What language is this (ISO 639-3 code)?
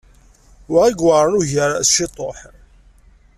kab